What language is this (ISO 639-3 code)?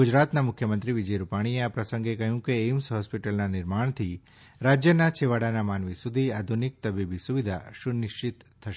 guj